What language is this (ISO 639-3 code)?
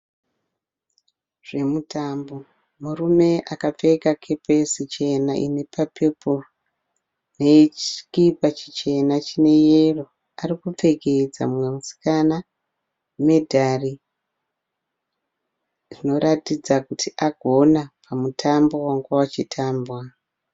sna